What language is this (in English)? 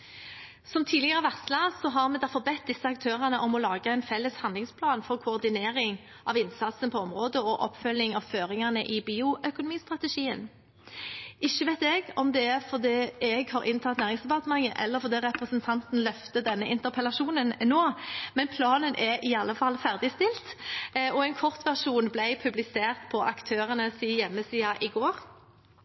Norwegian Bokmål